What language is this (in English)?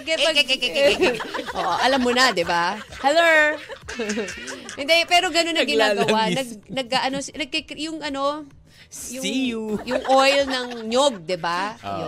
Filipino